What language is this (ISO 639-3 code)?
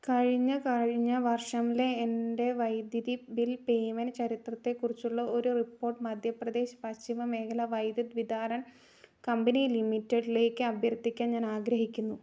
mal